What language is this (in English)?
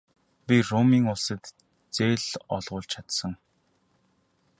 Mongolian